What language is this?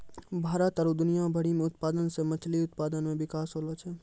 Maithili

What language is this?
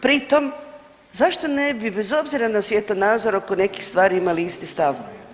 Croatian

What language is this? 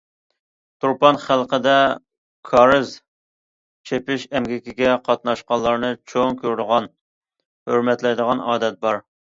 Uyghur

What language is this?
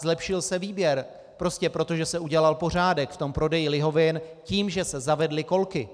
Czech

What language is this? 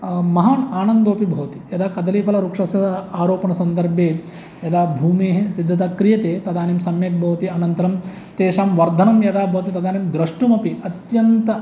Sanskrit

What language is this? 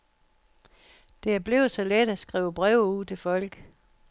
Danish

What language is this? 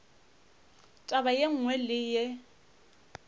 Northern Sotho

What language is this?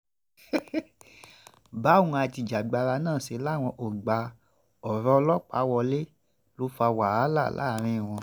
Yoruba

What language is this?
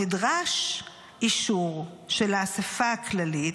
Hebrew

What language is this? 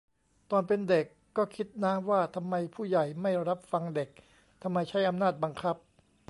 Thai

